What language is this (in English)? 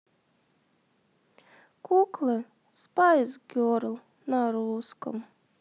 Russian